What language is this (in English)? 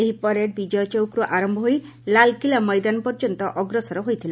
Odia